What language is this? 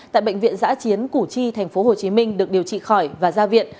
Vietnamese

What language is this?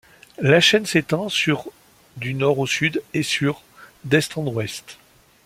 French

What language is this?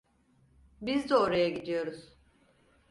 Turkish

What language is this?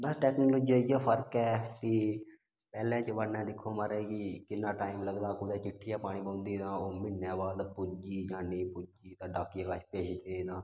Dogri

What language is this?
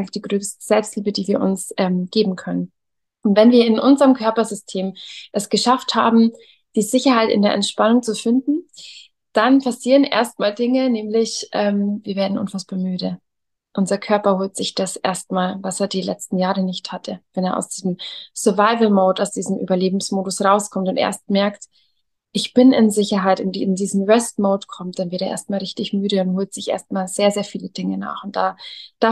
German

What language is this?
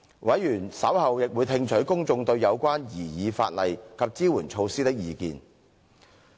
Cantonese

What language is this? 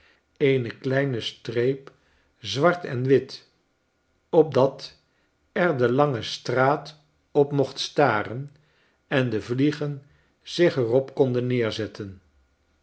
Dutch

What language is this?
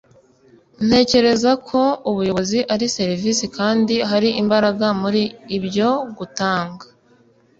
Kinyarwanda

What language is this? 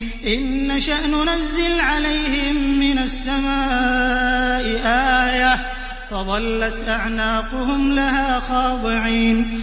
Arabic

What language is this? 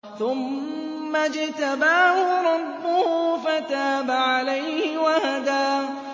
Arabic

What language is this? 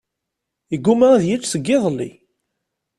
Kabyle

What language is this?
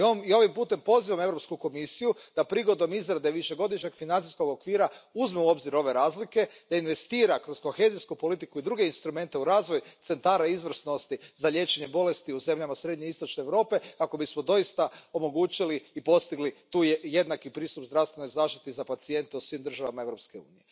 Croatian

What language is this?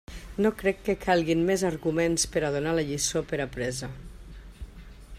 Catalan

